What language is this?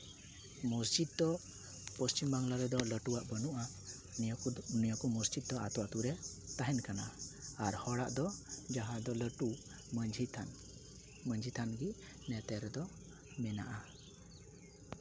Santali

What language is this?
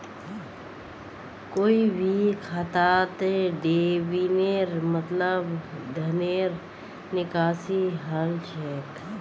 Magahi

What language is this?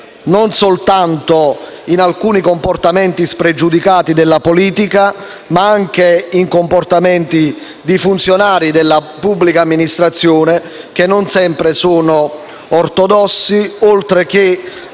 Italian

